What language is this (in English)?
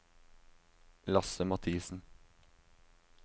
Norwegian